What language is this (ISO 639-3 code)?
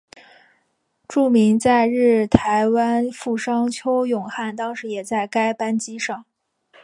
zho